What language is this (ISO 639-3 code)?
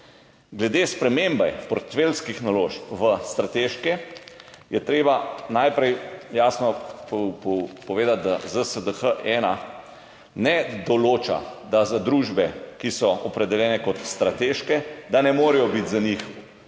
slv